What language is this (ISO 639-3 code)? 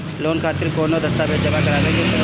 bho